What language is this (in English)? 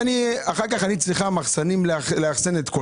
Hebrew